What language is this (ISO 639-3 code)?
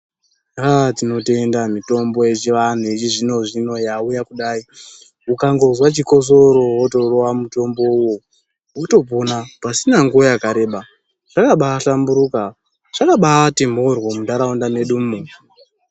ndc